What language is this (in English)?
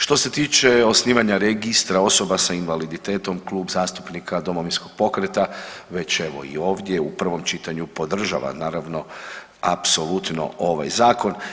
Croatian